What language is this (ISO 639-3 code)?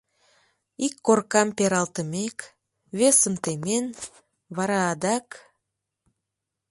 chm